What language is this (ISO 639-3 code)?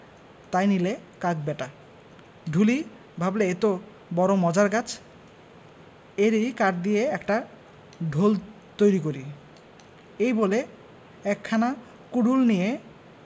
ben